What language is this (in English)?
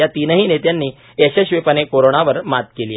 Marathi